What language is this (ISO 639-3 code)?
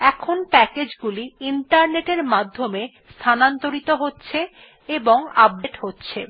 ben